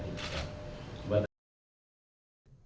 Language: Indonesian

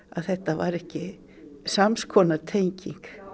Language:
Icelandic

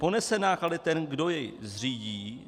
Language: Czech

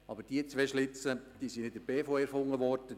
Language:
Swiss German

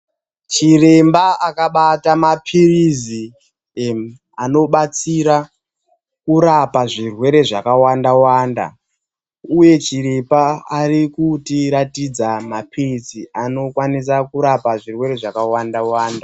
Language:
Ndau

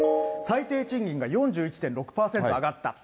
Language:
Japanese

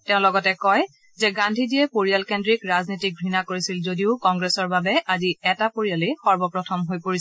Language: Assamese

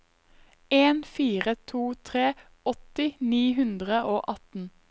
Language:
Norwegian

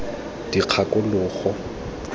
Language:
Tswana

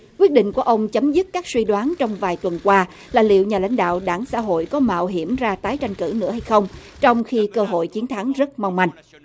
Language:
Vietnamese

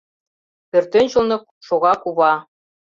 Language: Mari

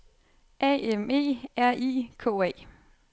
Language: Danish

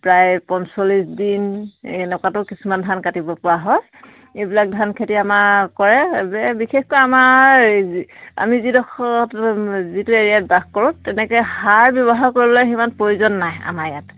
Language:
Assamese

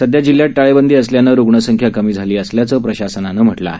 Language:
Marathi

